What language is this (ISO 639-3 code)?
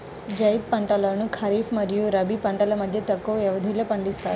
tel